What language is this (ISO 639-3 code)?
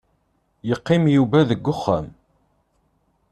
kab